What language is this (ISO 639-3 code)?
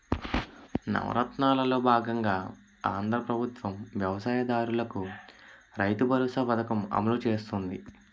tel